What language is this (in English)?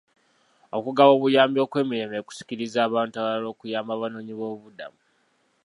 Ganda